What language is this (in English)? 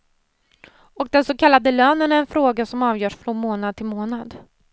Swedish